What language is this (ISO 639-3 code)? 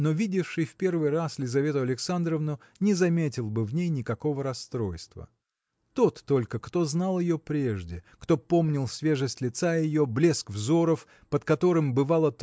rus